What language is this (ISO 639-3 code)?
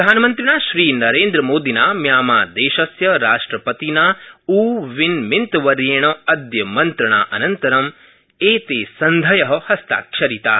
san